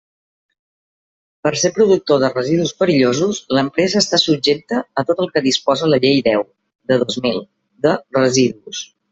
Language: Catalan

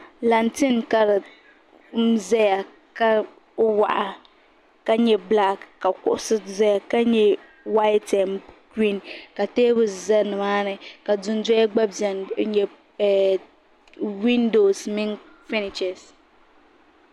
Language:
Dagbani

